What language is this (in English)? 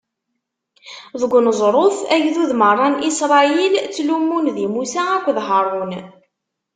Kabyle